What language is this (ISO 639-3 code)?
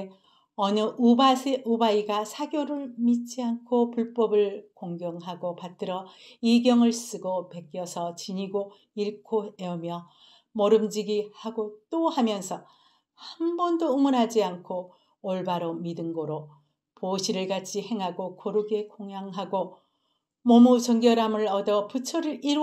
kor